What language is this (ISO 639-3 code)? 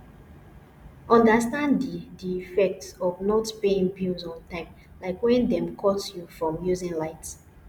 pcm